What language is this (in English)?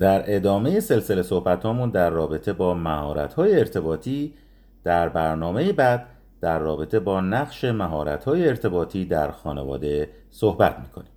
Persian